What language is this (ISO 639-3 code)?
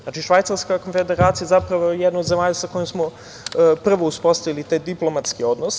srp